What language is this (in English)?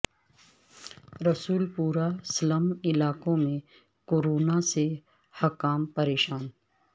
Urdu